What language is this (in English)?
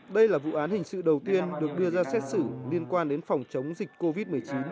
Vietnamese